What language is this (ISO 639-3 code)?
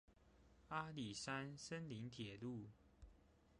zho